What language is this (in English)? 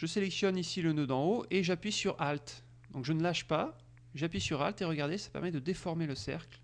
French